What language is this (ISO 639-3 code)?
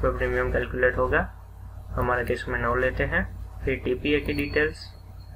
hin